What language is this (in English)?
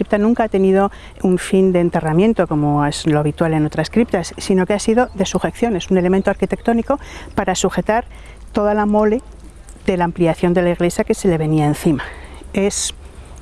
Spanish